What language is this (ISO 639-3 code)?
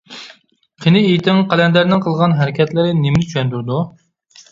uig